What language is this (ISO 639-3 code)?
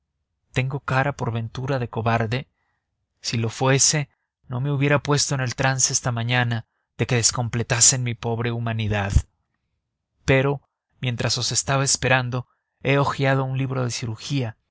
spa